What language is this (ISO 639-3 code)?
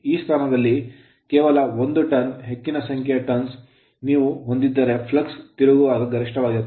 kan